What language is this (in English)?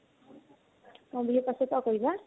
Assamese